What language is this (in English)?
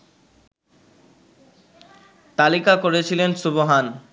Bangla